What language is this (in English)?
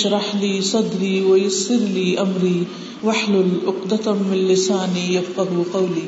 Urdu